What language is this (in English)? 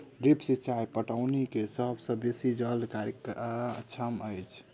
Maithili